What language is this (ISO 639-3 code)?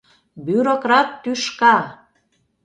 chm